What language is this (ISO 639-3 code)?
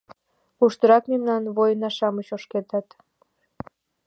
chm